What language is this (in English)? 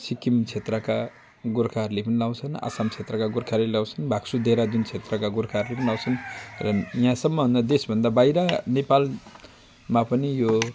Nepali